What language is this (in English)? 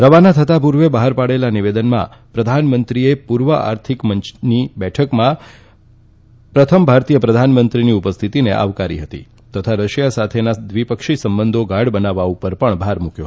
Gujarati